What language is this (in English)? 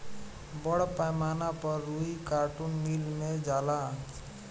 Bhojpuri